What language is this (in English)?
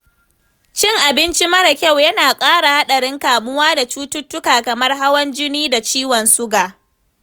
Hausa